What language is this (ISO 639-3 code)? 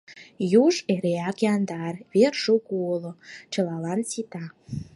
chm